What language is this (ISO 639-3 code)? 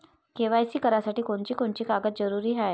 mar